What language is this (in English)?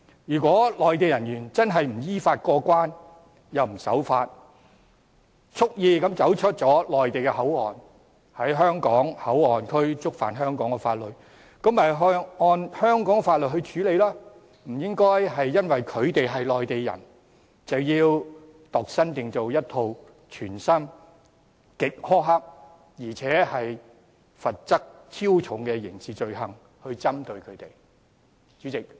Cantonese